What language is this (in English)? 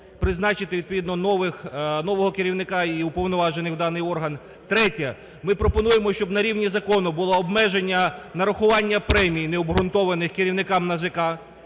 Ukrainian